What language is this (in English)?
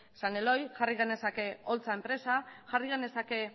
Basque